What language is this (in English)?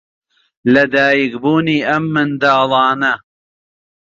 Central Kurdish